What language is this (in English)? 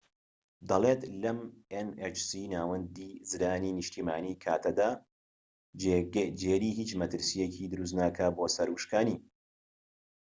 Central Kurdish